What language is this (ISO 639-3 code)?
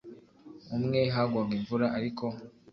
kin